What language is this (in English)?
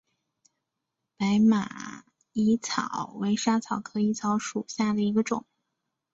Chinese